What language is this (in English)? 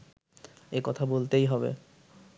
Bangla